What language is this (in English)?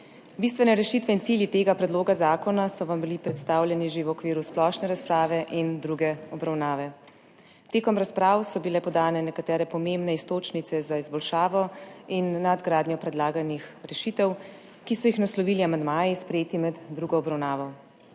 Slovenian